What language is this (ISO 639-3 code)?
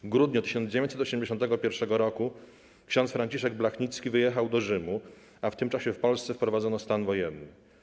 pol